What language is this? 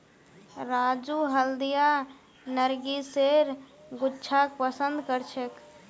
Magahi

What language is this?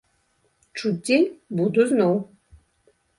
Belarusian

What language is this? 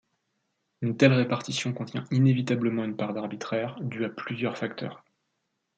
French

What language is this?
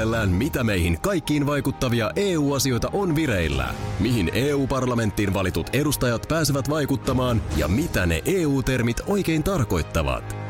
Finnish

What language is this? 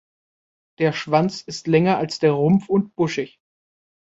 German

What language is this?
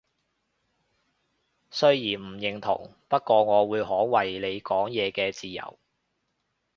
Cantonese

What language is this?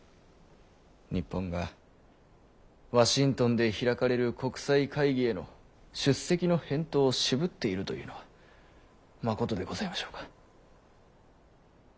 Japanese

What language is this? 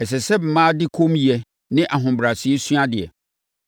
Akan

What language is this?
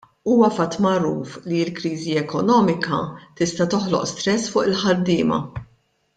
Maltese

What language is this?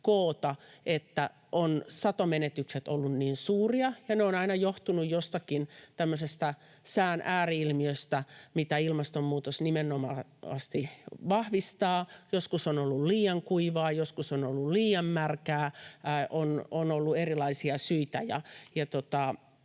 Finnish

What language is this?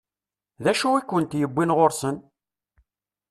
Kabyle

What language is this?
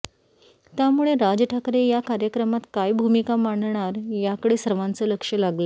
Marathi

